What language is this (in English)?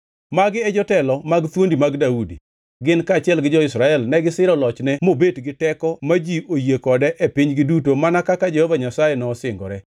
Luo (Kenya and Tanzania)